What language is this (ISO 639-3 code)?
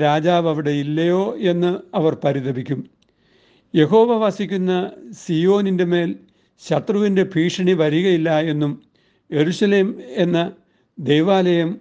mal